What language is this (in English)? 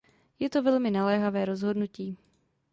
Czech